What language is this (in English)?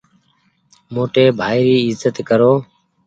Goaria